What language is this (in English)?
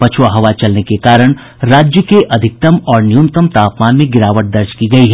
Hindi